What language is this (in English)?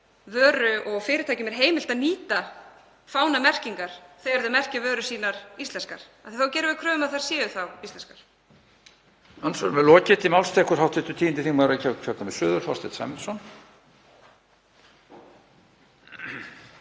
Icelandic